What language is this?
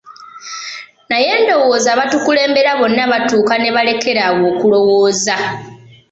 Ganda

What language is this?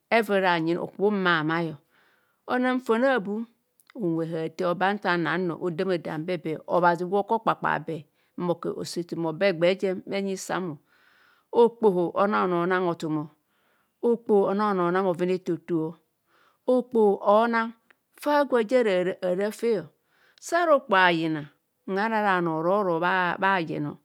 Kohumono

